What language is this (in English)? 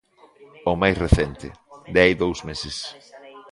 Galician